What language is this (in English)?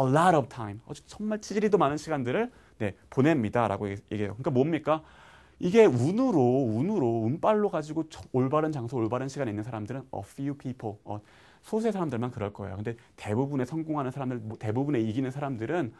Korean